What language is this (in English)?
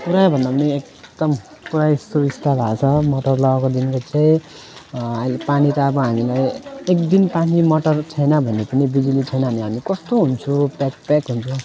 Nepali